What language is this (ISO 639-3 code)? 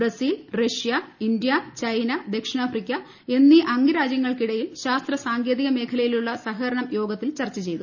mal